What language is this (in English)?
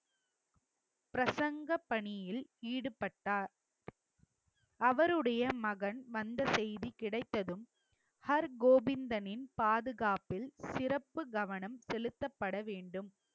Tamil